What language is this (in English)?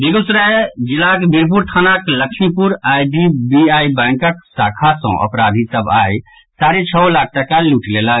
Maithili